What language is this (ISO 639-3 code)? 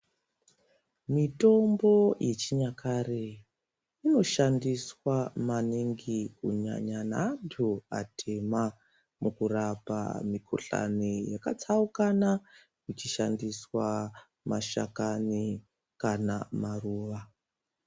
ndc